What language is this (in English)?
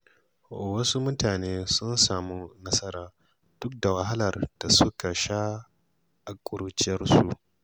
Hausa